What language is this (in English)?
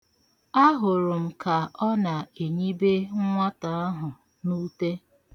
Igbo